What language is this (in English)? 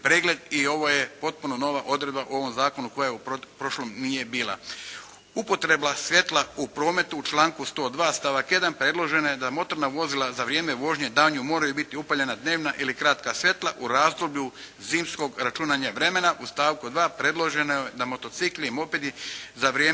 Croatian